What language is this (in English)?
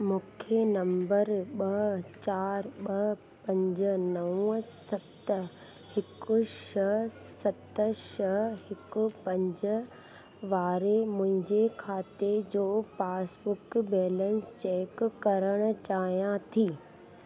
Sindhi